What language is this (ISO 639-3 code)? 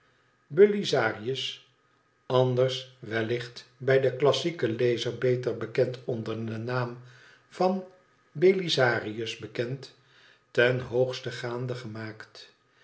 nld